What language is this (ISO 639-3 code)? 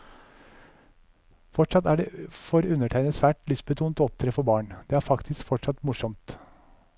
nor